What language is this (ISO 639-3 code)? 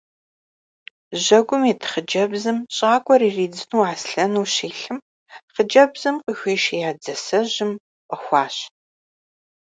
kbd